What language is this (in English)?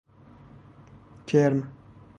Persian